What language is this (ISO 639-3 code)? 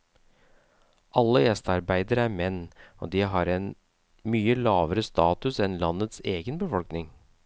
nor